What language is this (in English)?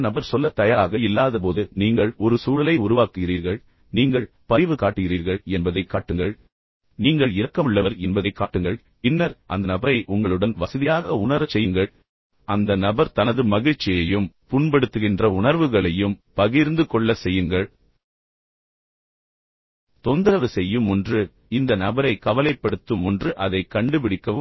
Tamil